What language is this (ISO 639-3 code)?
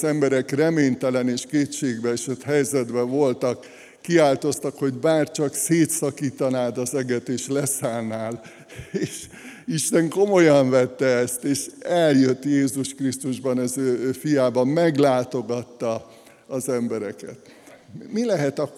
hun